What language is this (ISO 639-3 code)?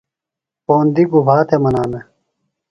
phl